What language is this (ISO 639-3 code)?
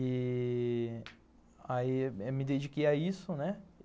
por